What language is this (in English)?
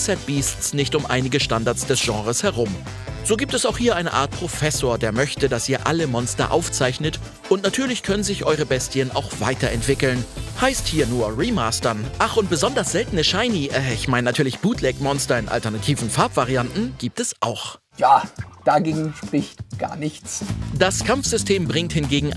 German